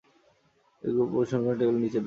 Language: Bangla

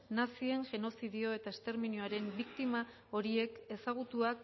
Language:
Basque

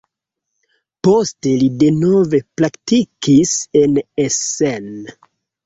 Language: Esperanto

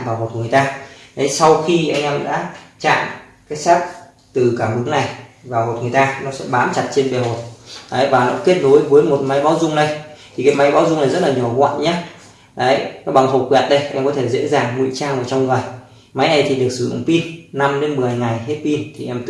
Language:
Vietnamese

